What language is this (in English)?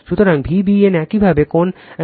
Bangla